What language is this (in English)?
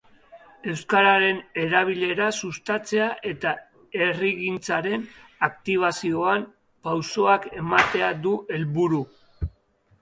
Basque